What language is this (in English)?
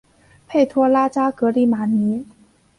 Chinese